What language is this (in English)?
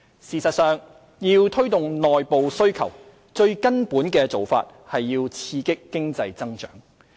Cantonese